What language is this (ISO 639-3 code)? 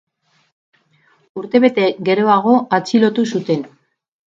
eus